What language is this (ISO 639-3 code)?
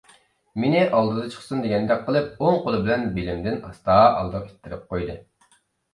uig